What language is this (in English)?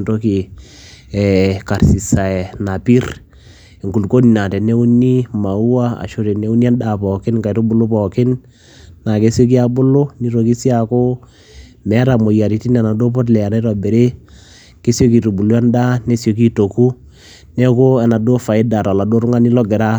Masai